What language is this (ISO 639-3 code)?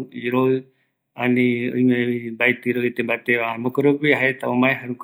gui